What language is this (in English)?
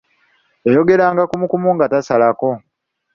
Ganda